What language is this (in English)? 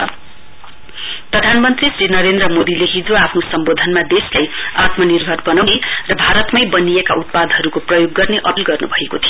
Nepali